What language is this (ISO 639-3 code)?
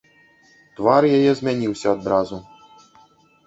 bel